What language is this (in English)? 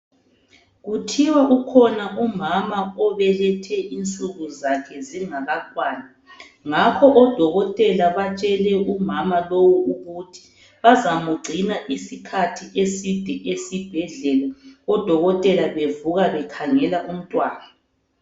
North Ndebele